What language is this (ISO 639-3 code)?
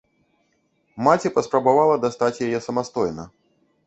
bel